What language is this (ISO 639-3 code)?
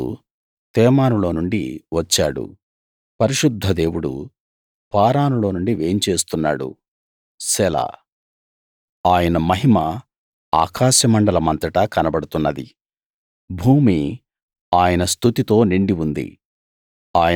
tel